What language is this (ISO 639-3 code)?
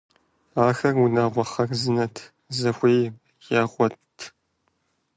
kbd